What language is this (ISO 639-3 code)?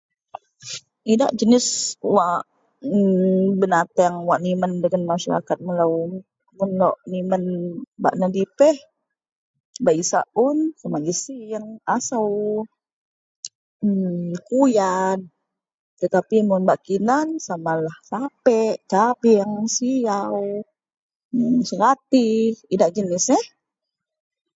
mel